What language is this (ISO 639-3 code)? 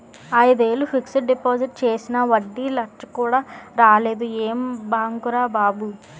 tel